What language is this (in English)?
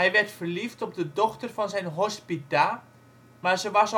Dutch